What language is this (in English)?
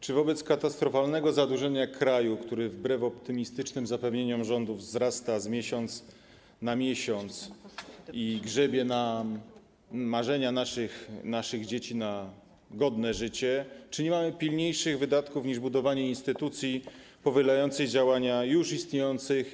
Polish